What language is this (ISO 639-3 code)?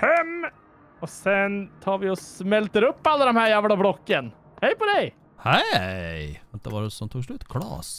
swe